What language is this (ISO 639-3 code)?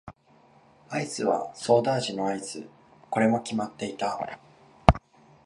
jpn